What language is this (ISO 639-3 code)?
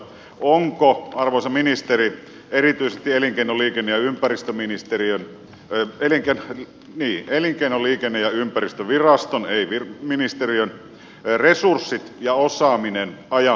fin